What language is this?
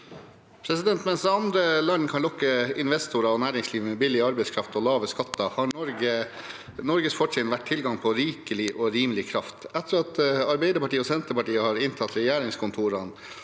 Norwegian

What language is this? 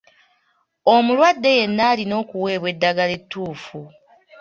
Ganda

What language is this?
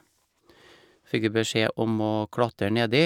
Norwegian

